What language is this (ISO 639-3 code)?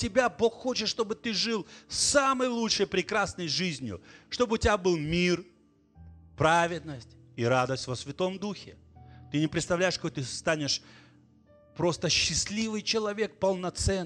rus